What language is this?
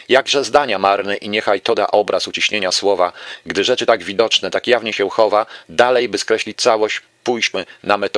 Polish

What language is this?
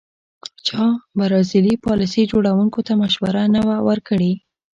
Pashto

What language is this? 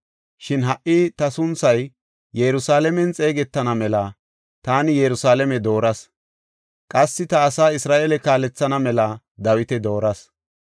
Gofa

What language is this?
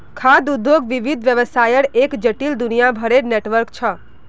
Magahi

